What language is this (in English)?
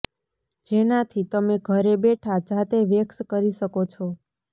Gujarati